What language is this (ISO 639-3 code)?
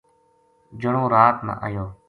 gju